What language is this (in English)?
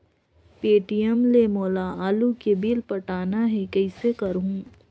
Chhattisgarhi